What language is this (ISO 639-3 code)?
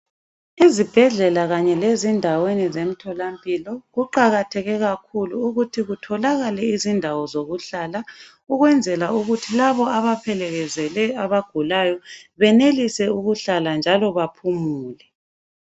nde